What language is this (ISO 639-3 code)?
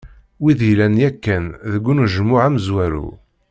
kab